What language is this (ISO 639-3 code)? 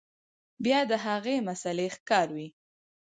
pus